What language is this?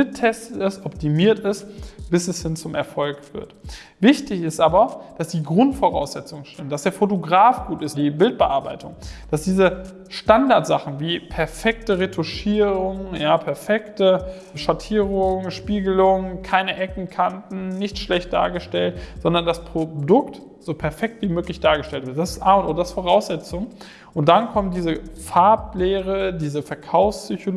German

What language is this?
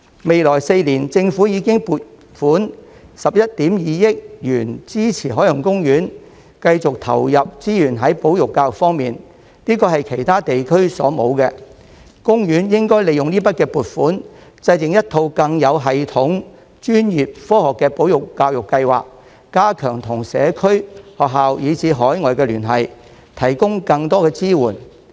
Cantonese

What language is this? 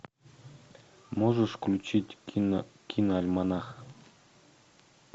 Russian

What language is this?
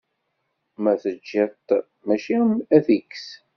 Kabyle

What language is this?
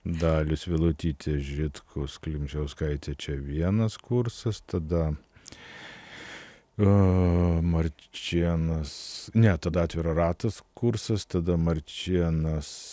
Lithuanian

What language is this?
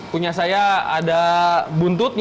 Indonesian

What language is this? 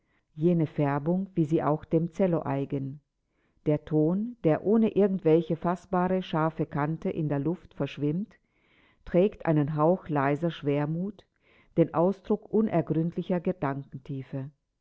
German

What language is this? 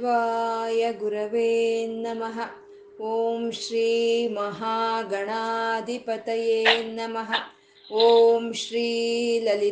Kannada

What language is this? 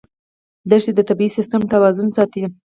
Pashto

